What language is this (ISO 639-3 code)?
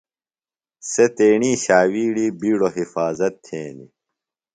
phl